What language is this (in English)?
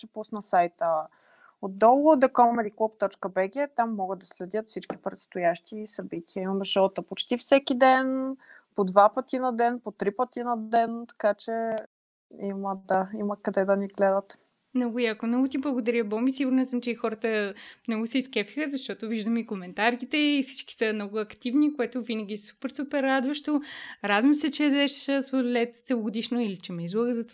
Bulgarian